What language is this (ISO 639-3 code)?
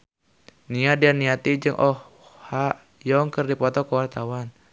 sun